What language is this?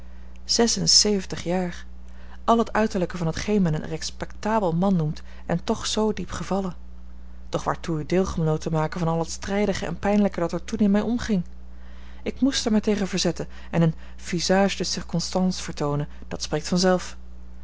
Dutch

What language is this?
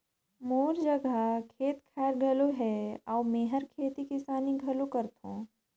Chhattisgarhi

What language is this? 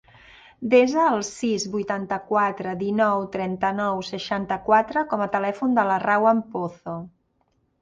Catalan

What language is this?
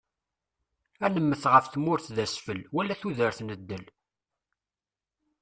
Kabyle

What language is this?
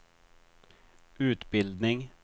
Swedish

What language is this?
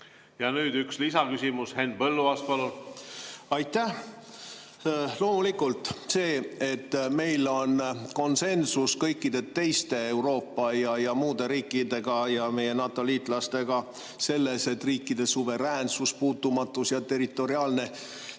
Estonian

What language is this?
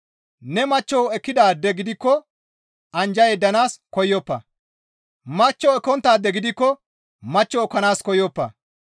Gamo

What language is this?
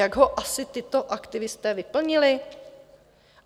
Czech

